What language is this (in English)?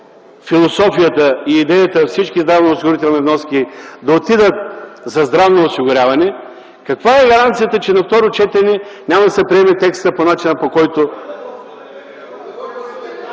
Bulgarian